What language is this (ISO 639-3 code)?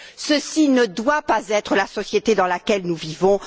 fra